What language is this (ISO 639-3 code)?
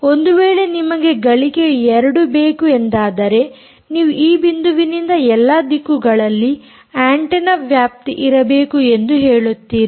kan